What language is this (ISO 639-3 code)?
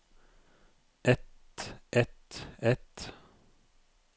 nor